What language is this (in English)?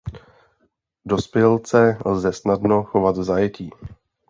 Czech